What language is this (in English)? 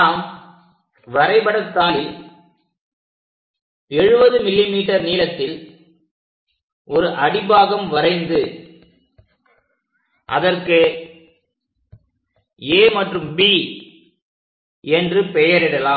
Tamil